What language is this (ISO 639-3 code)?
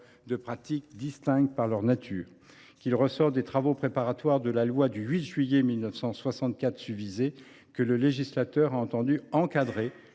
fra